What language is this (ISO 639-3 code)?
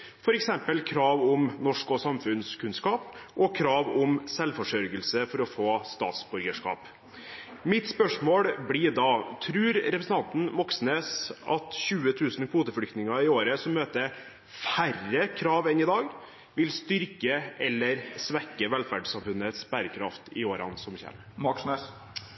nob